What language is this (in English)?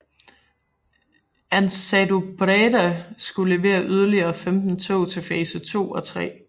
Danish